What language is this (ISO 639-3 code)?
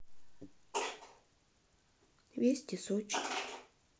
rus